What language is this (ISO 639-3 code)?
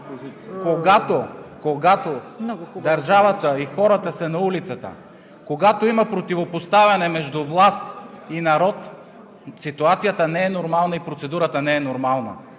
bul